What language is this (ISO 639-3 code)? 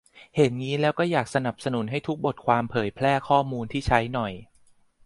tha